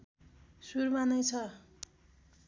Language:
Nepali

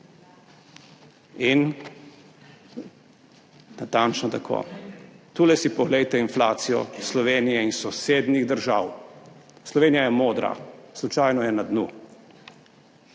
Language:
Slovenian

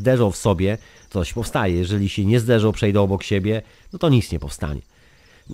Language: Polish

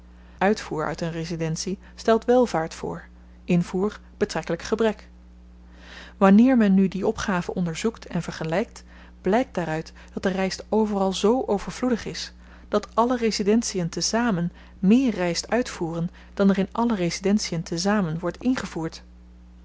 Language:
Dutch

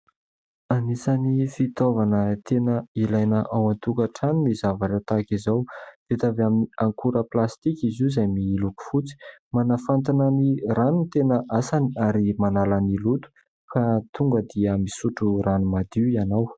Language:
Malagasy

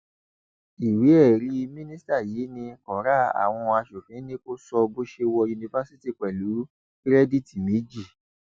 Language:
Yoruba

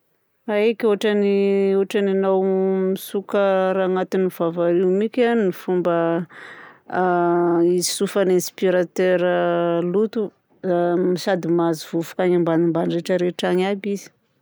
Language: Southern Betsimisaraka Malagasy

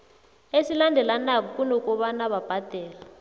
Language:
South Ndebele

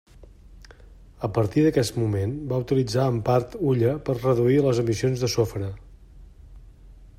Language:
Catalan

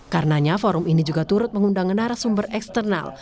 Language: Indonesian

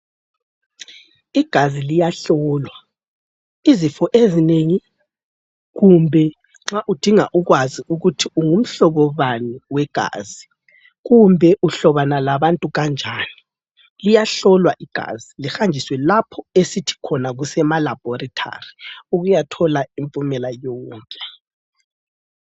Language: North Ndebele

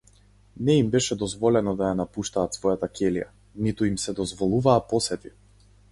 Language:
Macedonian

